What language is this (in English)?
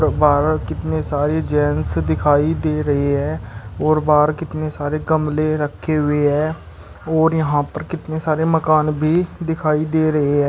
Hindi